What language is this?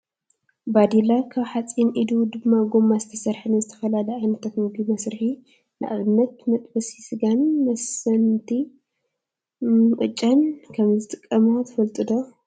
Tigrinya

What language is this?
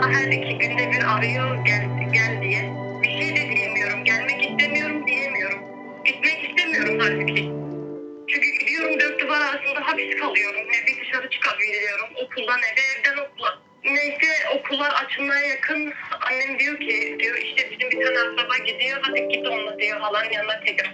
Turkish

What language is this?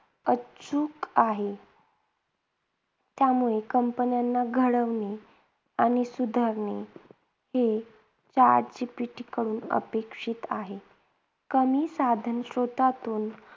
Marathi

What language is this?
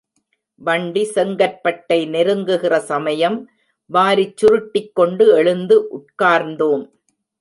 Tamil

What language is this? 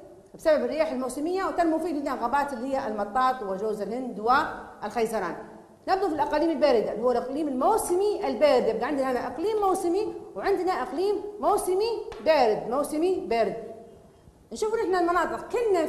Arabic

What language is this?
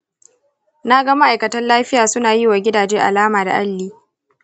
Hausa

